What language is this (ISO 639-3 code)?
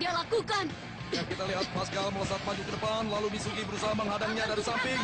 ind